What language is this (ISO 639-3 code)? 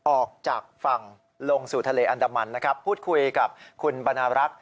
tha